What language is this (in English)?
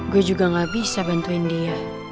Indonesian